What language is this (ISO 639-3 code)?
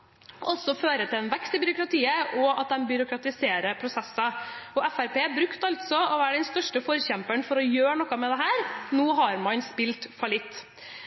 nob